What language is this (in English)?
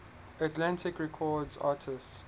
English